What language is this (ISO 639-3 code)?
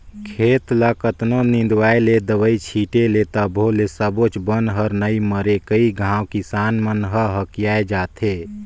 hne